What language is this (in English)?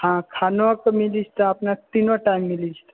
Maithili